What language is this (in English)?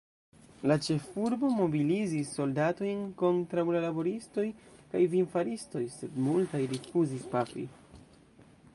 Esperanto